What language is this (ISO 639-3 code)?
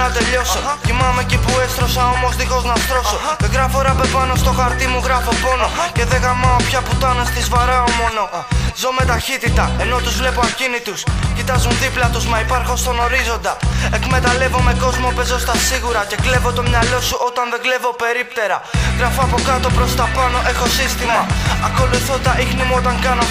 ell